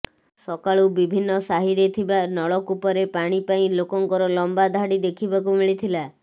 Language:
Odia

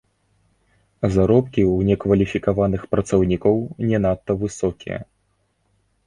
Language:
Belarusian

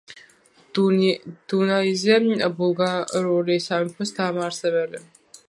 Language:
Georgian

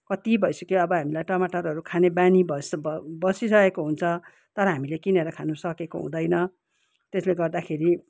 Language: Nepali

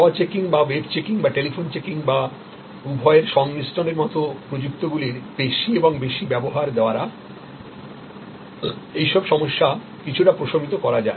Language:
Bangla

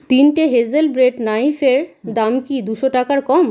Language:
Bangla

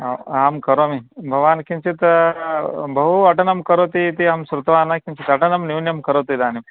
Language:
Sanskrit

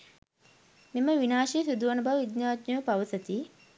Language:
Sinhala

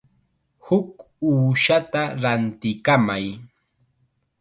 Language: Chiquián Ancash Quechua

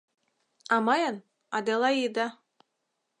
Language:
Mari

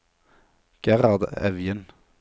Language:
Norwegian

